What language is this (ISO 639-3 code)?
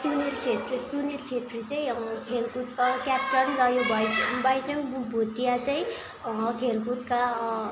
nep